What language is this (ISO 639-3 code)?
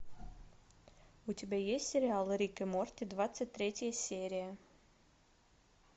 rus